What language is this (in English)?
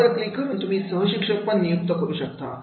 Marathi